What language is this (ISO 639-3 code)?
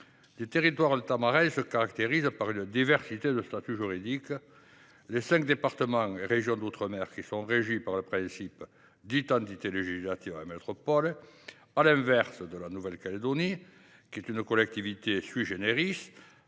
fra